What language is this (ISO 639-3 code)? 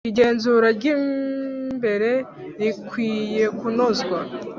kin